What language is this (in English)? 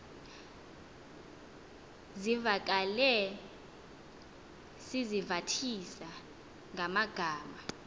Xhosa